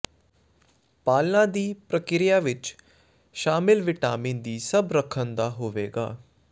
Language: Punjabi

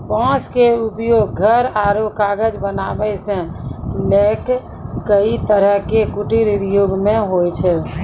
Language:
Maithili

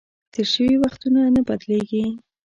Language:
Pashto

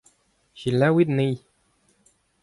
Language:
Breton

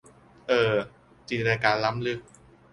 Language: Thai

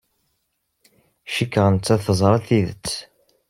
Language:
Kabyle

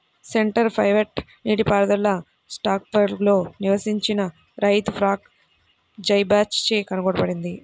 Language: Telugu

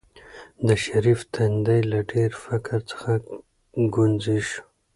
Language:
Pashto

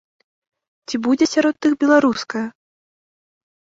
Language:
Belarusian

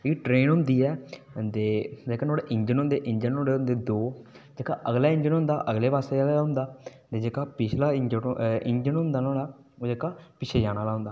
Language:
Dogri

